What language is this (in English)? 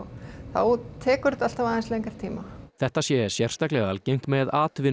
Icelandic